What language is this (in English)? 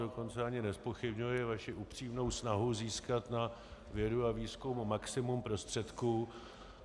Czech